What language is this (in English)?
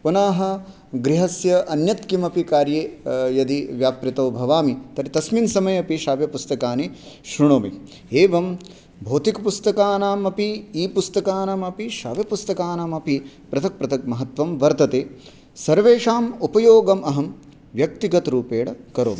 Sanskrit